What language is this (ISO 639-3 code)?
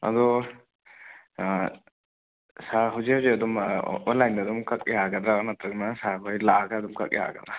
mni